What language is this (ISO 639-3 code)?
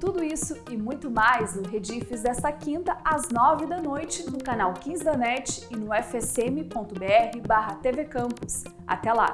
por